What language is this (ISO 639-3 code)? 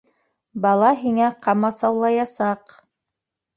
bak